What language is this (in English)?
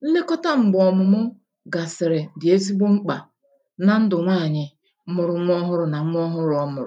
Igbo